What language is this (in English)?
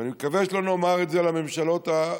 Hebrew